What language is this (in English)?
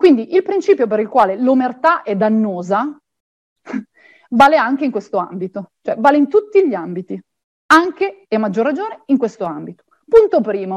Italian